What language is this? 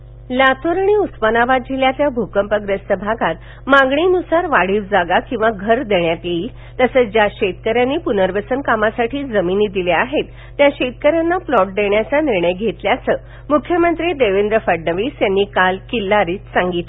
Marathi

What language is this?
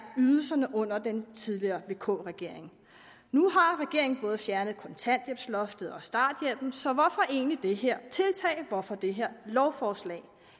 Danish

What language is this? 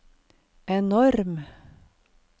Norwegian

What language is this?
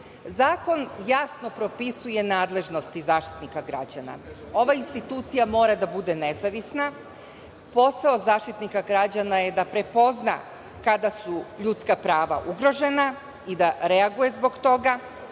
Serbian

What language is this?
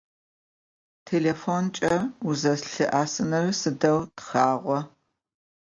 Adyghe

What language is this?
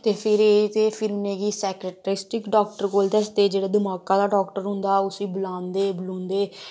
Dogri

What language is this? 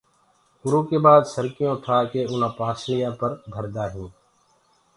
Gurgula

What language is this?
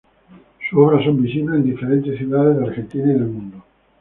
Spanish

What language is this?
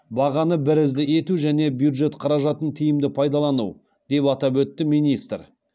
Kazakh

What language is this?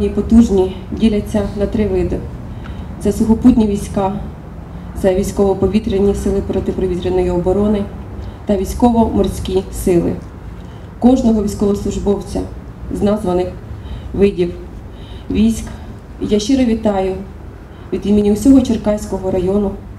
Ukrainian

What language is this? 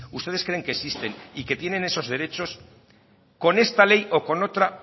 Spanish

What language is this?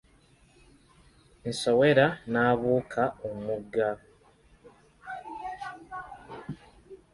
Ganda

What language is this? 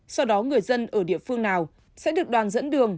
Vietnamese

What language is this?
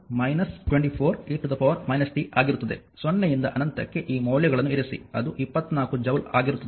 Kannada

